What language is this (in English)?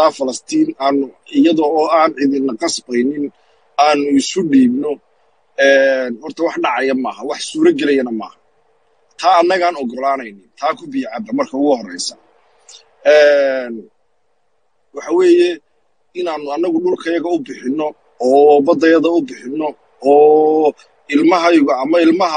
Arabic